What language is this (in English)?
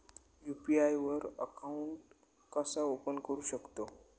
Marathi